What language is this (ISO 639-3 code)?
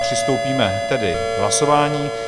ces